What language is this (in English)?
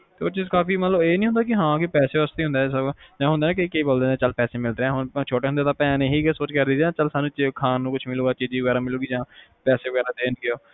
Punjabi